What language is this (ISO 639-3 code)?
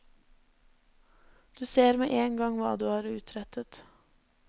nor